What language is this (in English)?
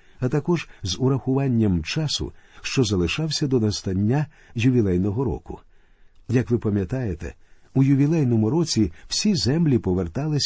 Ukrainian